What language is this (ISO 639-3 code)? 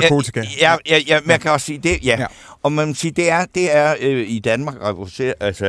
dan